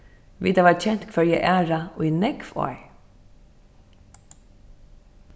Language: Faroese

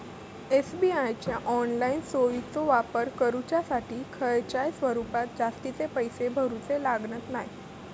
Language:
Marathi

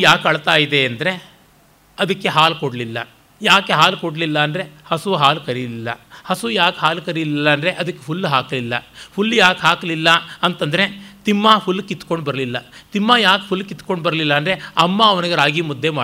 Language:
Kannada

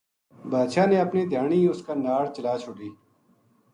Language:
Gujari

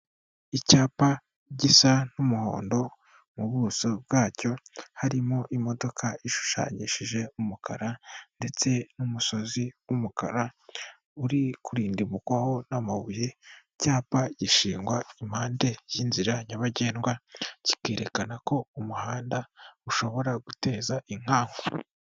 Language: Kinyarwanda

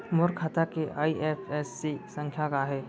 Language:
Chhattisgarhi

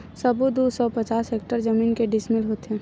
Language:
Chhattisgarhi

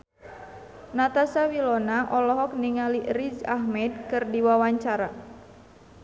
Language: Sundanese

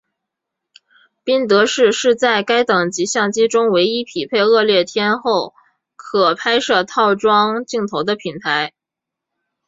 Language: Chinese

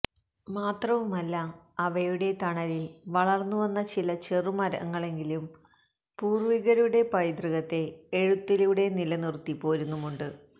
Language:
Malayalam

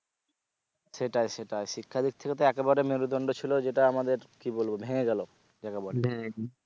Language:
Bangla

